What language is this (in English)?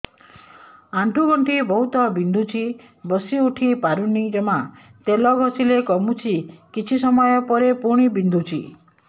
Odia